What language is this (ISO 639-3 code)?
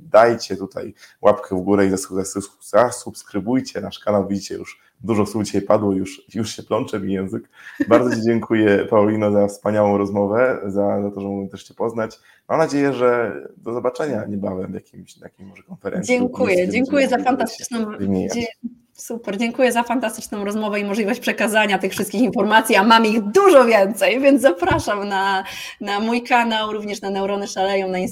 pol